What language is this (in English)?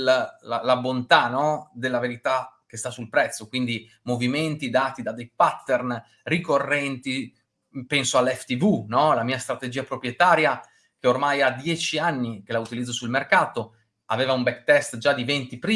Italian